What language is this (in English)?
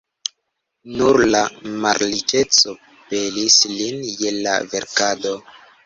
Esperanto